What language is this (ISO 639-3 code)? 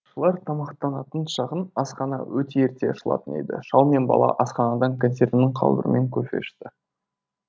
kaz